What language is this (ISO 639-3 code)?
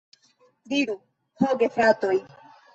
epo